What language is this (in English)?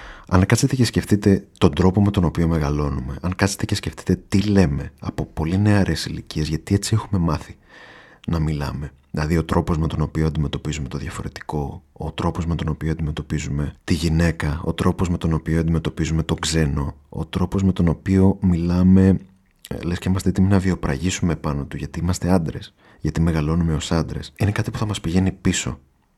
Greek